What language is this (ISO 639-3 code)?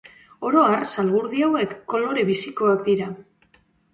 eus